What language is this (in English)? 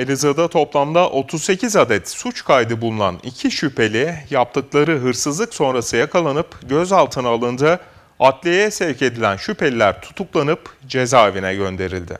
Turkish